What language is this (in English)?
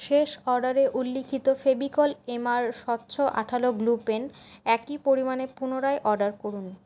Bangla